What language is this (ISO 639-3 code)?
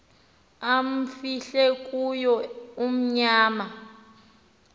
xho